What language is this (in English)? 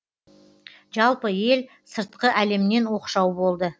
Kazakh